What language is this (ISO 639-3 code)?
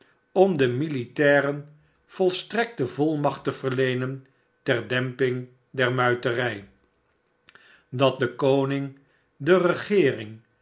nld